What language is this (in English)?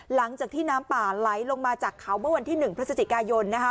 Thai